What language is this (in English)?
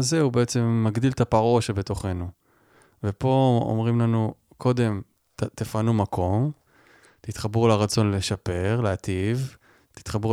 Hebrew